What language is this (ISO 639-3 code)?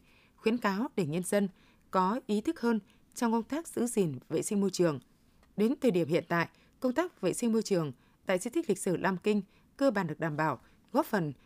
vie